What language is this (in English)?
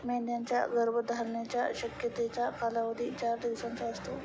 Marathi